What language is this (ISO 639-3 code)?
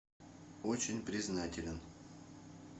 rus